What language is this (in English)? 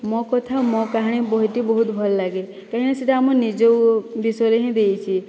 Odia